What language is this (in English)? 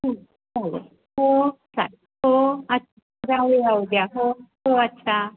Marathi